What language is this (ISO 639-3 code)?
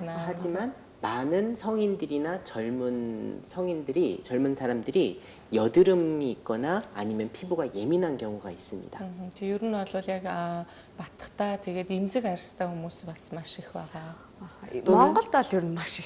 kor